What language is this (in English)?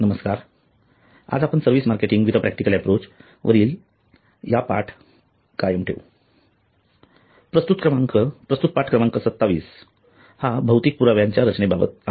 Marathi